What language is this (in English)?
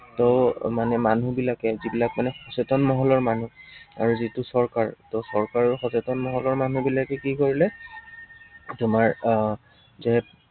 Assamese